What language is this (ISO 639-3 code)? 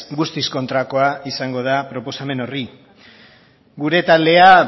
eus